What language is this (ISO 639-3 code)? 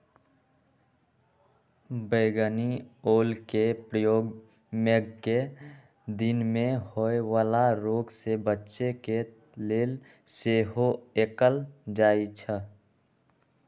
mag